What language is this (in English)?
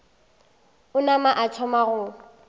Northern Sotho